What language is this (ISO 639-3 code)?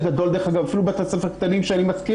heb